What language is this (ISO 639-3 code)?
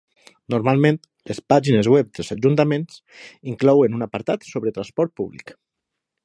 cat